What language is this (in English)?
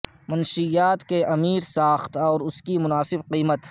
Urdu